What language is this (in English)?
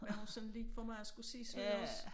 Danish